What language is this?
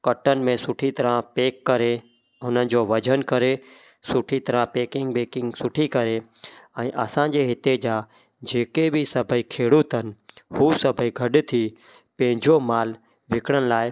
Sindhi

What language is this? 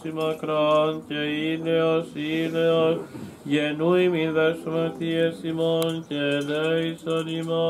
Greek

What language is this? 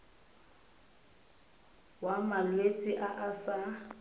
Tswana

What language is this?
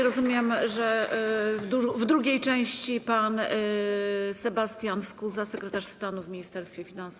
Polish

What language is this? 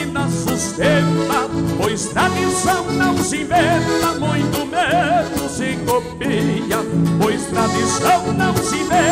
Portuguese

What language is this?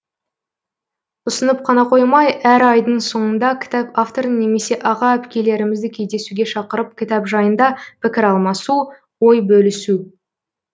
Kazakh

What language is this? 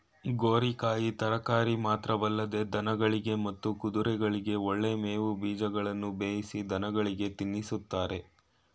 Kannada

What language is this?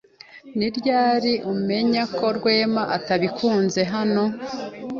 Kinyarwanda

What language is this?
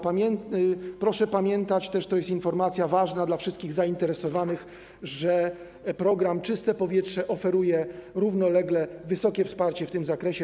Polish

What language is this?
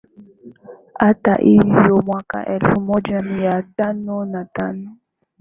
Swahili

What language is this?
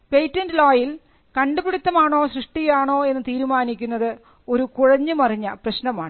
Malayalam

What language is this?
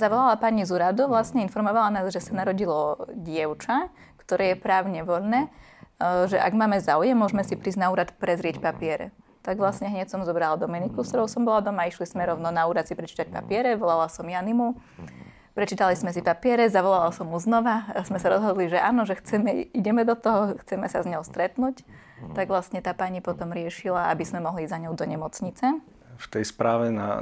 Slovak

